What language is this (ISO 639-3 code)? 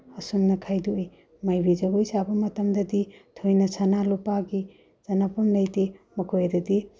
mni